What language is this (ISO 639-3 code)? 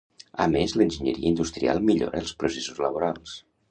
cat